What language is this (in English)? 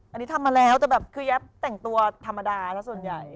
Thai